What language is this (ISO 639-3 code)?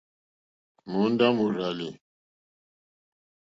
bri